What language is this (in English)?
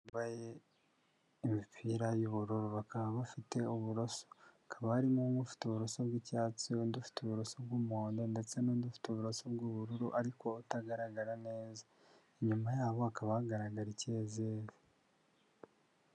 Kinyarwanda